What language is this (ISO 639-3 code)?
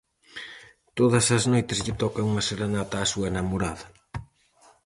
glg